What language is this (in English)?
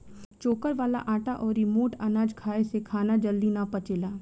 Bhojpuri